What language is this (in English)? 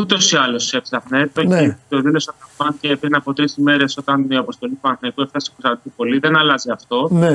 Greek